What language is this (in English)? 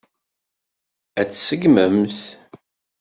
Kabyle